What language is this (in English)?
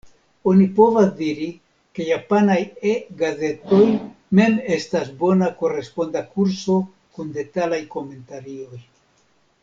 Esperanto